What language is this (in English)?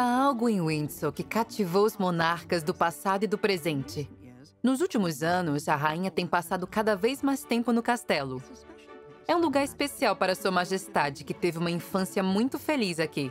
Portuguese